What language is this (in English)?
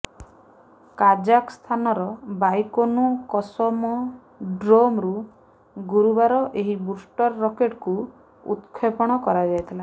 Odia